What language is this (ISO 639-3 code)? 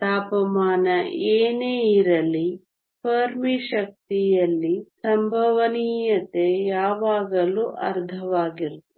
kan